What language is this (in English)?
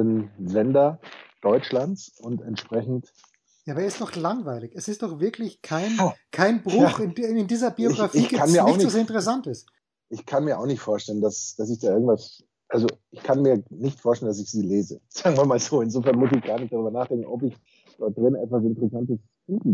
German